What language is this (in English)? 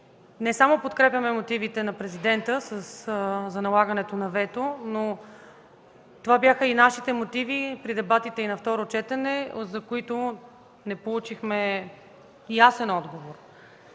Bulgarian